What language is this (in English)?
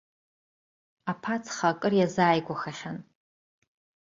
Abkhazian